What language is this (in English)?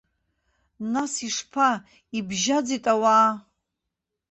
Abkhazian